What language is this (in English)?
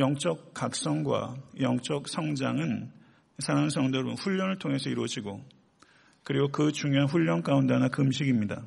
Korean